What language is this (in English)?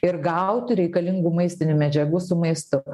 Lithuanian